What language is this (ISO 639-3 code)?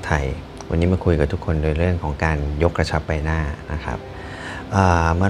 tha